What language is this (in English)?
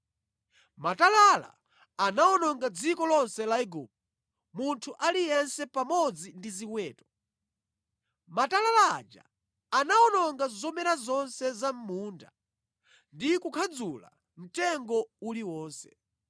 Nyanja